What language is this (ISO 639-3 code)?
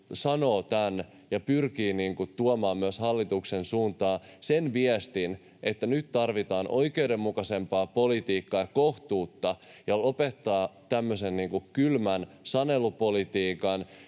fin